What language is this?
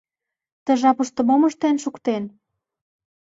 Mari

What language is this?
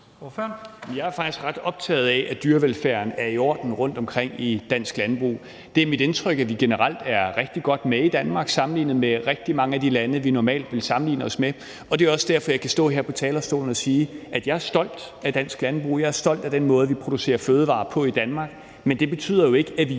Danish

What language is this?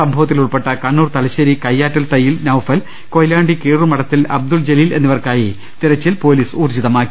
Malayalam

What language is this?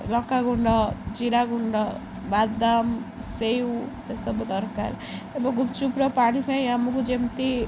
Odia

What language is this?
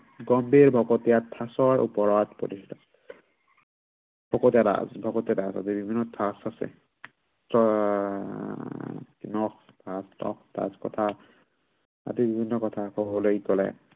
Assamese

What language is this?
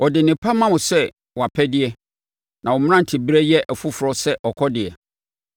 Akan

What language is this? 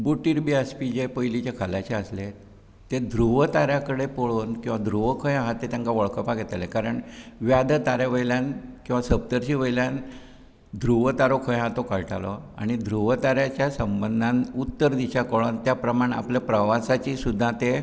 Konkani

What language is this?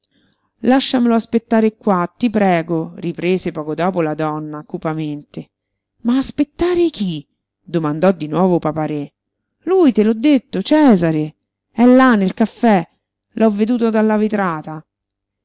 Italian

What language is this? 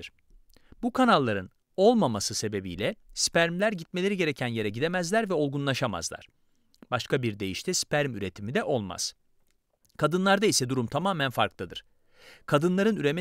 Turkish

